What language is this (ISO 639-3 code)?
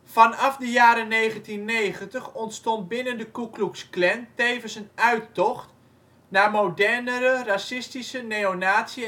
nld